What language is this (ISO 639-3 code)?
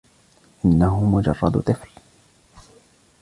ara